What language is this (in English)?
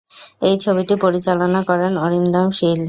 Bangla